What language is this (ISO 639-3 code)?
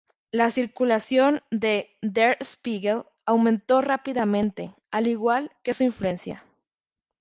spa